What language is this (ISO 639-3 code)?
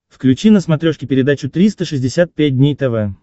rus